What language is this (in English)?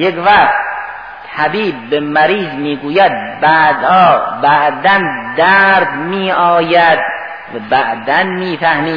Persian